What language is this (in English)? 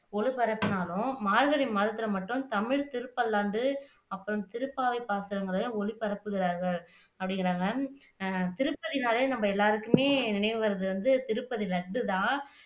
Tamil